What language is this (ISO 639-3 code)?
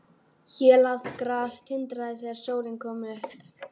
isl